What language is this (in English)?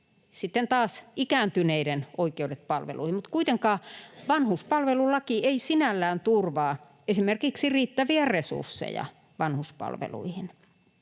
Finnish